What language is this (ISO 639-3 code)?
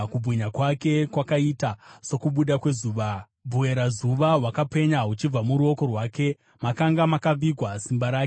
sna